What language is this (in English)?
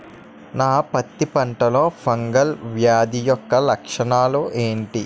Telugu